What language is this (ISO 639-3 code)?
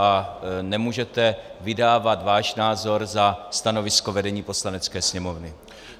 ces